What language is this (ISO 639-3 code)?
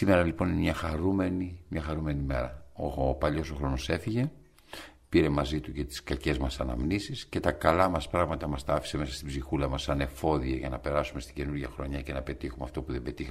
ell